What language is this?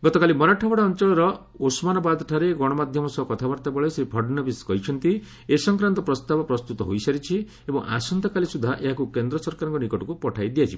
Odia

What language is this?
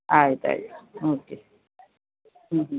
Kannada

